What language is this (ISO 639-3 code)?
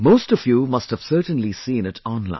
eng